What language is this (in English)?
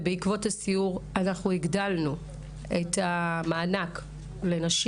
Hebrew